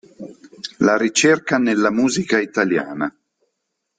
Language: Italian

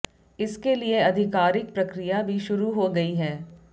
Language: Hindi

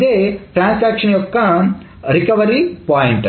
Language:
Telugu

